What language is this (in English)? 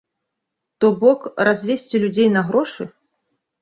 Belarusian